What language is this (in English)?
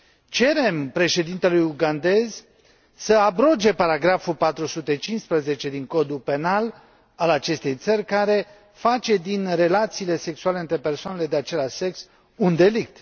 Romanian